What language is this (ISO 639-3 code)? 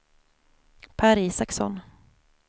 swe